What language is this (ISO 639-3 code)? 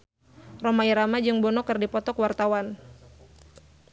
sun